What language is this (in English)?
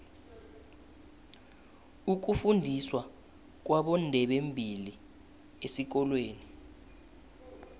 South Ndebele